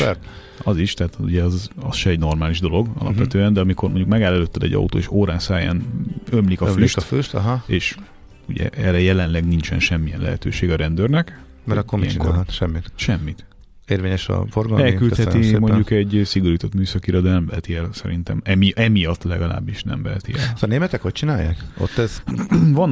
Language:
Hungarian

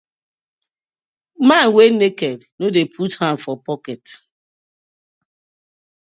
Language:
Nigerian Pidgin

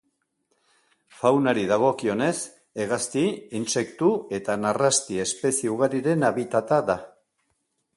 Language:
Basque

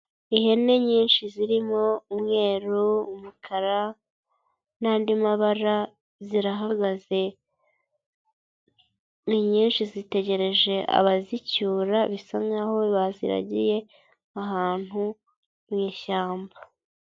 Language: Kinyarwanda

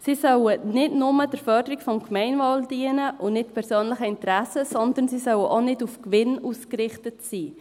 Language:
Swiss German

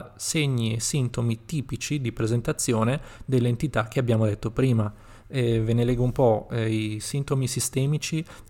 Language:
Italian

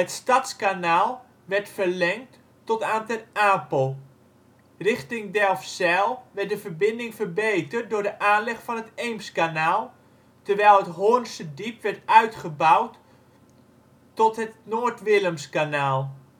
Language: Dutch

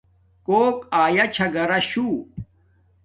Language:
Domaaki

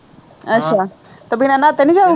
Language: Punjabi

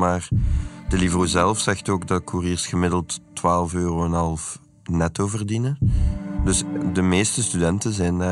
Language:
Dutch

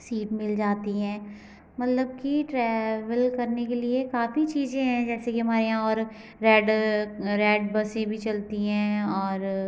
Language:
Hindi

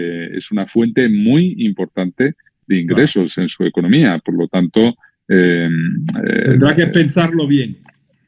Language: Spanish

